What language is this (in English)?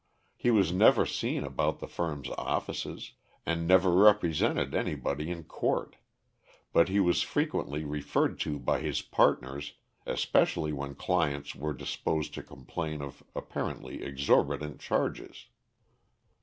English